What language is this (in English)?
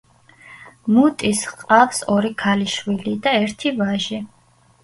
Georgian